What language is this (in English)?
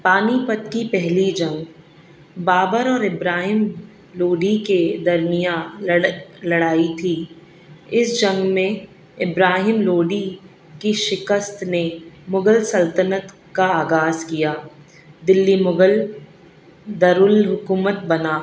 Urdu